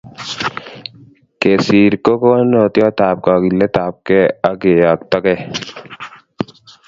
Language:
Kalenjin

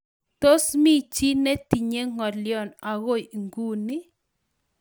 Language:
Kalenjin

